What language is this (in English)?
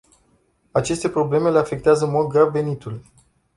Romanian